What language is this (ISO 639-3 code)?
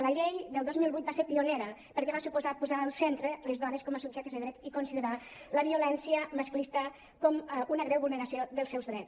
cat